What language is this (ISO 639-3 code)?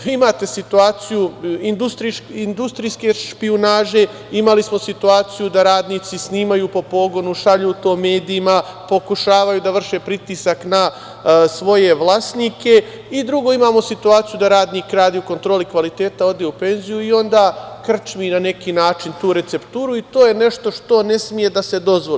srp